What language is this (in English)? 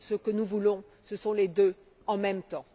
French